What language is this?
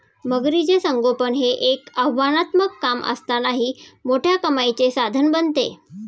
Marathi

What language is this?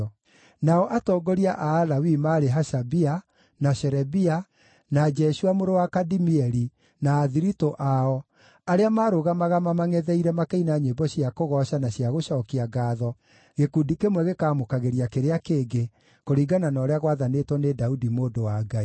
Kikuyu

